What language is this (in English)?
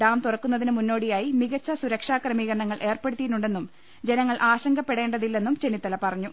Malayalam